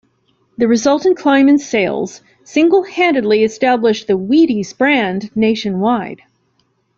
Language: English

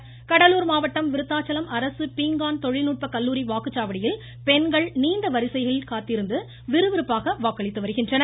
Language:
Tamil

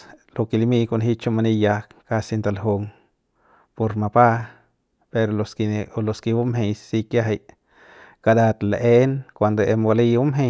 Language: Central Pame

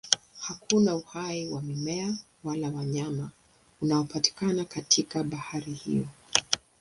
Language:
Swahili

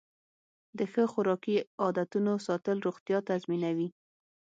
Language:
Pashto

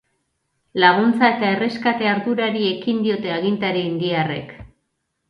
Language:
Basque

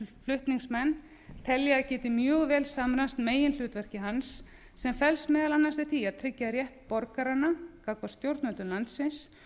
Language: Icelandic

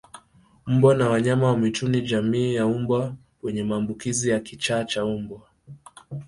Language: Swahili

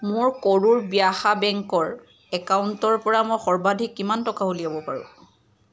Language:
Assamese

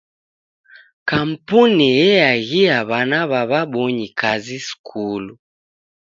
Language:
Taita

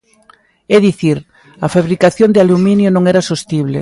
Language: Galician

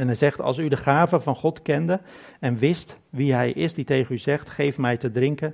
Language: Dutch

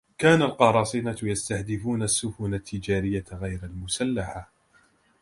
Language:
Arabic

